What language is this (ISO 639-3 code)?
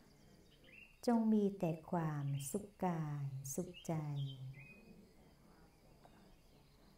tha